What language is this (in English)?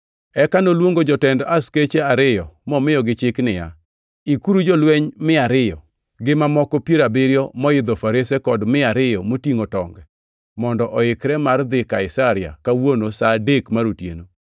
Luo (Kenya and Tanzania)